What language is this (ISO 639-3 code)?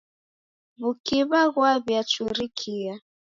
dav